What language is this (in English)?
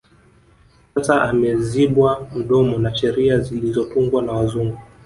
Swahili